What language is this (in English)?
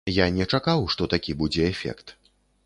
Belarusian